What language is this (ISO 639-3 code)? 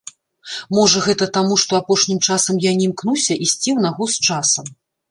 bel